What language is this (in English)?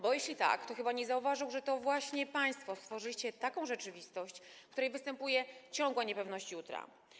Polish